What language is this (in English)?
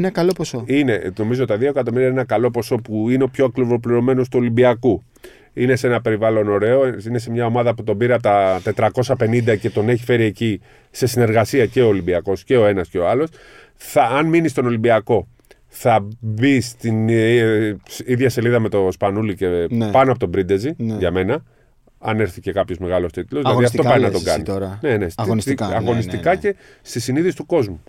Greek